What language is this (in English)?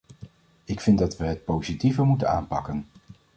Dutch